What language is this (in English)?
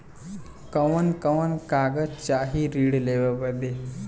Bhojpuri